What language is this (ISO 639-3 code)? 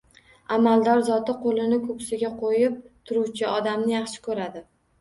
uzb